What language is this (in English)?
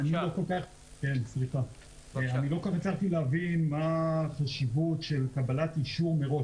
Hebrew